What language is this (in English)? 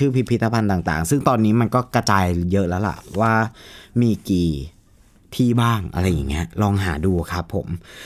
Thai